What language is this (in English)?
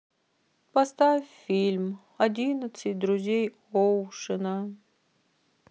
Russian